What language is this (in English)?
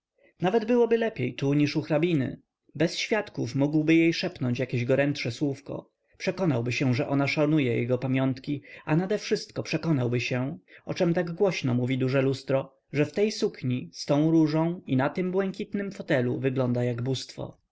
Polish